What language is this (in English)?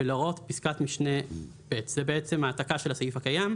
Hebrew